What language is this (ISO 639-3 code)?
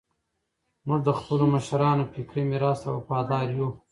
pus